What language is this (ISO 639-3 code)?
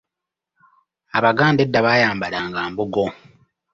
lug